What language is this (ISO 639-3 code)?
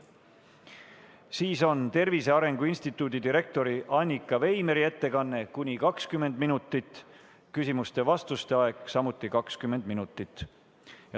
est